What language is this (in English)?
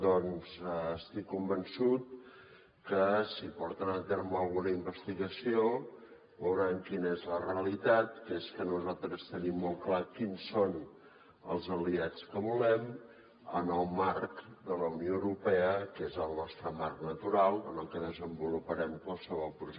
Catalan